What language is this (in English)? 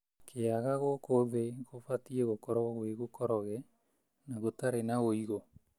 Kikuyu